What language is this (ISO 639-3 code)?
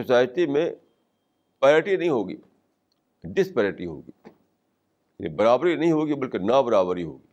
urd